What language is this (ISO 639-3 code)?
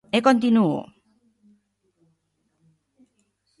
glg